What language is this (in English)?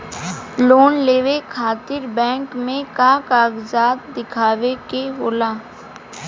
Bhojpuri